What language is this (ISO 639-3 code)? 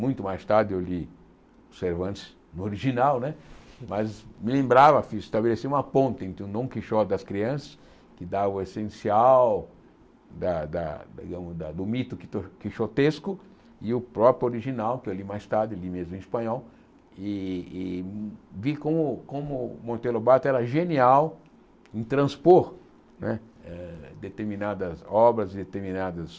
por